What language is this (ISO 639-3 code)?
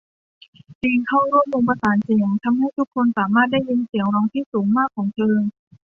tha